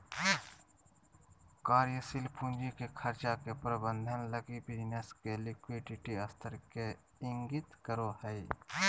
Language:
Magahi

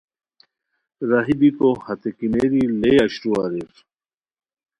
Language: Khowar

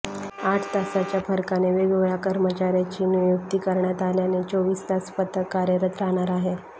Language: Marathi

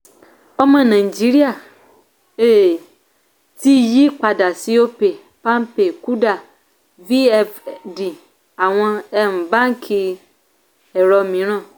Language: Yoruba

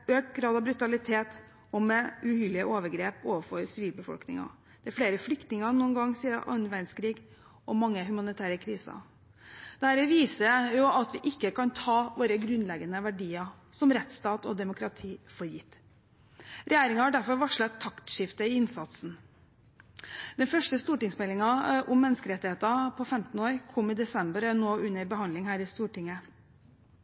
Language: Norwegian Bokmål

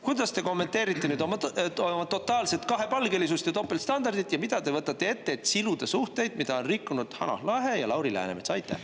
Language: Estonian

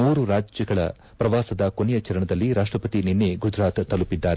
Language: Kannada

